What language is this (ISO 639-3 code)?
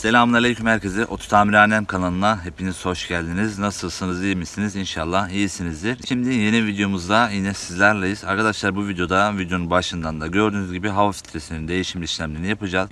tur